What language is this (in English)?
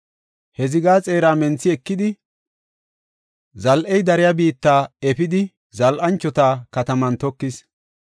Gofa